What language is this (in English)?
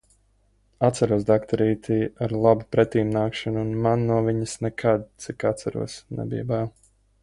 Latvian